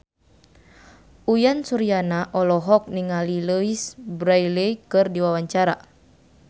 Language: Sundanese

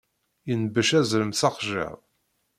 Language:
Kabyle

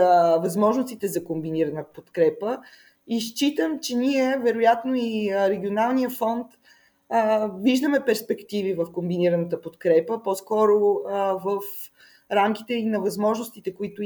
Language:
Bulgarian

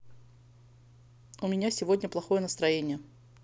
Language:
Russian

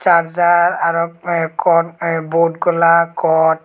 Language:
Chakma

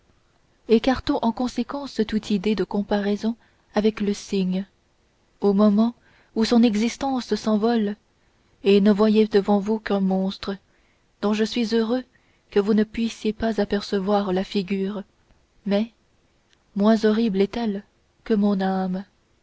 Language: French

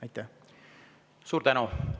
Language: Estonian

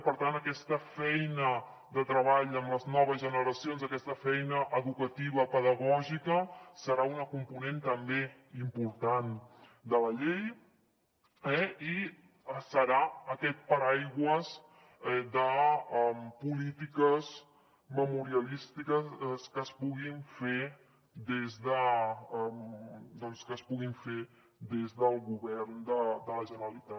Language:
Catalan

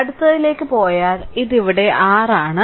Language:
Malayalam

